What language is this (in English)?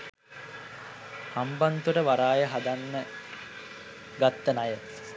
Sinhala